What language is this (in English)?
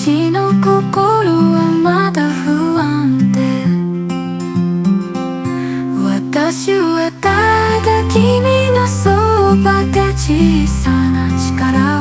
Japanese